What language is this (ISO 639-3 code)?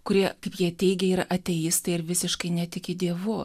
lit